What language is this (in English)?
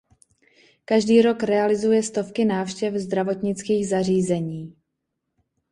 Czech